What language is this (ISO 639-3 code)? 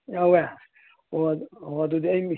mni